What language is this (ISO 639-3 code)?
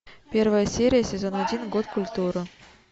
rus